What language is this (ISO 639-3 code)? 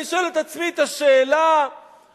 heb